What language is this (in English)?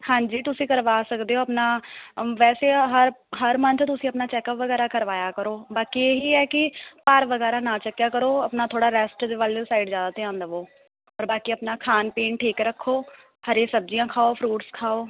Punjabi